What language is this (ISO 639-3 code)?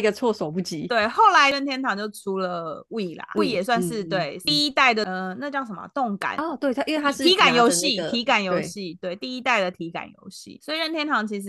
zho